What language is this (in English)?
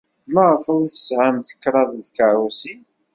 Kabyle